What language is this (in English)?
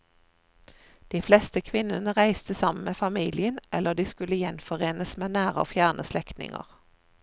Norwegian